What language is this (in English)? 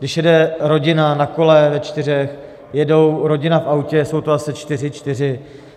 Czech